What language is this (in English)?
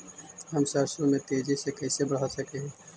Magahi